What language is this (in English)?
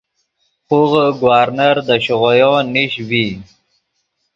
Yidgha